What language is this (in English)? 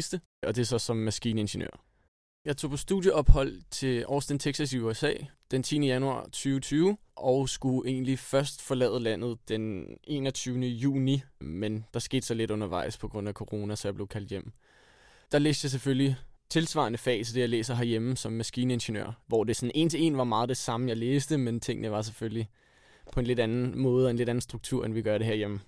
Danish